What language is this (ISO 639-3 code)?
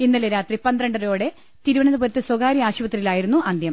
mal